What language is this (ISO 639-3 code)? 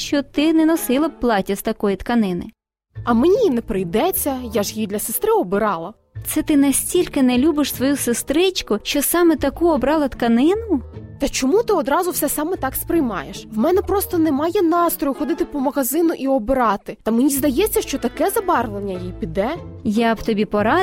ukr